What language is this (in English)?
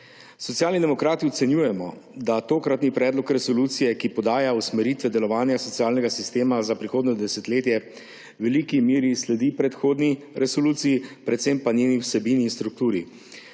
Slovenian